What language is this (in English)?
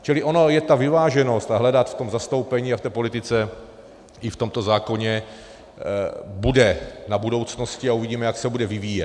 Czech